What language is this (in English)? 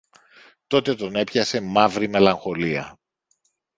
Greek